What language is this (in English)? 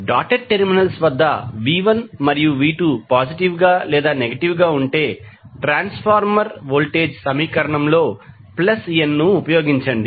Telugu